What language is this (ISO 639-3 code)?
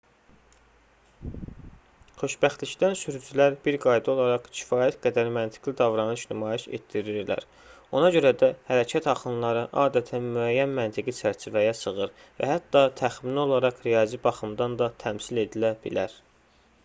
aze